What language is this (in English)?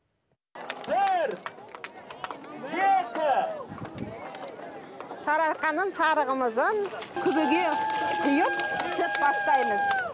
Kazakh